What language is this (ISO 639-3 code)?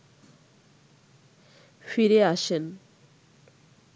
ben